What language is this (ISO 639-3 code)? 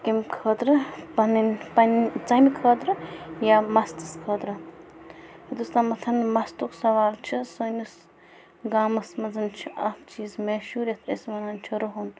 kas